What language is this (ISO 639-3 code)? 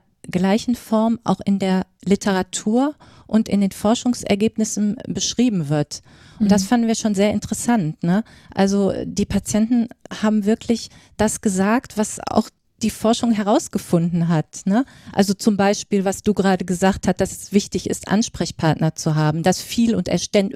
deu